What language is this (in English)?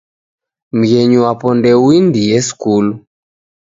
Taita